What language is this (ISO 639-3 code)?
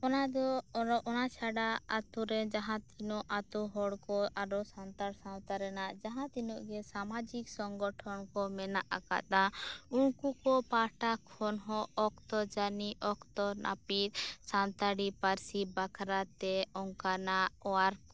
sat